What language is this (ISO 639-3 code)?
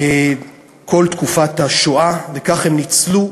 heb